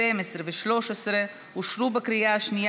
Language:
Hebrew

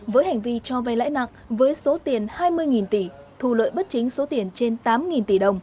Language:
Vietnamese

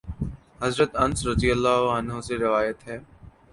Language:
Urdu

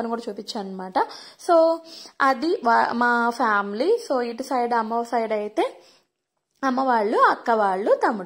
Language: Telugu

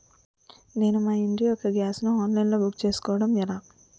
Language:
Telugu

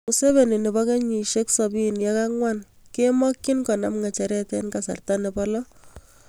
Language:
Kalenjin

